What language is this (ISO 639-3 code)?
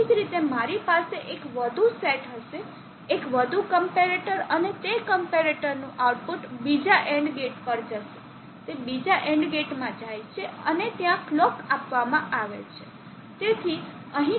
guj